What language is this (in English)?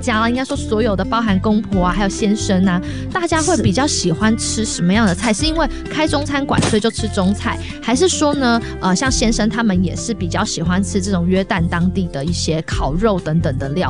Chinese